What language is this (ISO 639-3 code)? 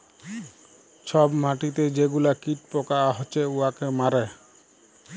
ben